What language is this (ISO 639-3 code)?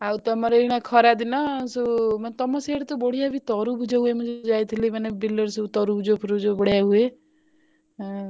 ori